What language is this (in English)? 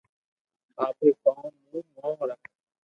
Loarki